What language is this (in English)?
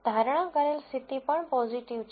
Gujarati